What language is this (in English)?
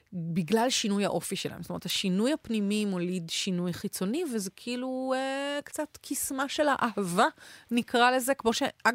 Hebrew